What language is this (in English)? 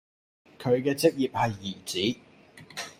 Cantonese